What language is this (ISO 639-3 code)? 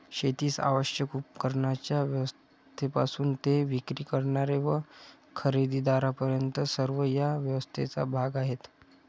mar